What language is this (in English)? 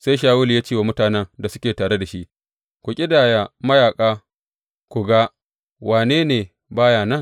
Hausa